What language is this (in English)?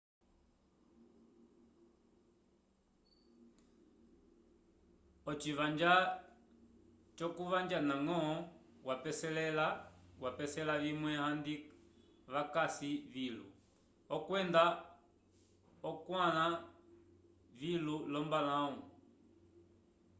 Umbundu